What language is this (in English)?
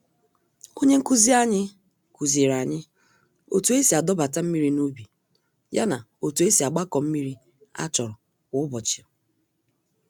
Igbo